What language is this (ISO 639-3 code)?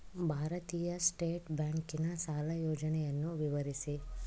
kan